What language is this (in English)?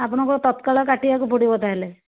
Odia